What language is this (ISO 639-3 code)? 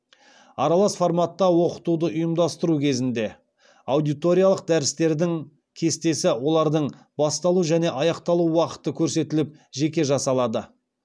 kaz